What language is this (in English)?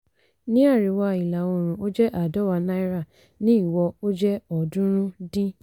Yoruba